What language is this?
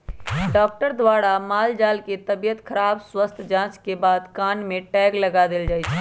Magahi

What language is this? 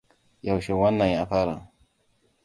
Hausa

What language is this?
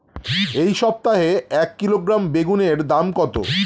Bangla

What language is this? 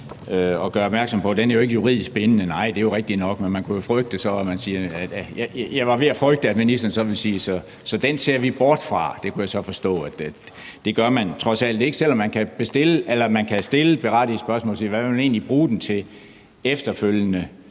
Danish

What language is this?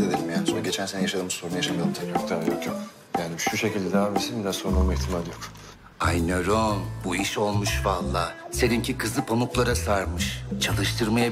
Turkish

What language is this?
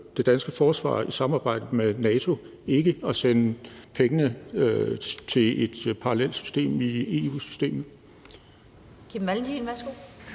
Danish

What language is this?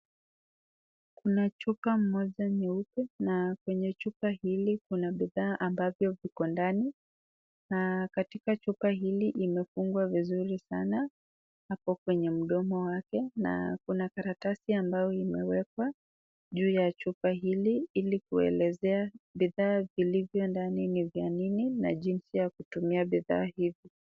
Swahili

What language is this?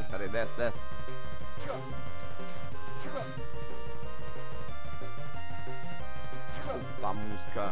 Portuguese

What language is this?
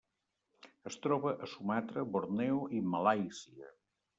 Catalan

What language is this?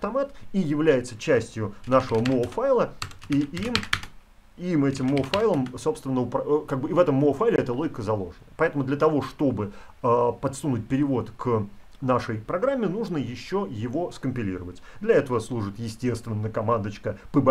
Russian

